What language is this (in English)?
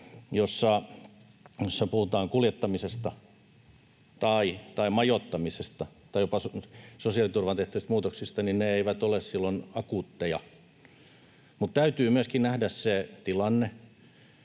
Finnish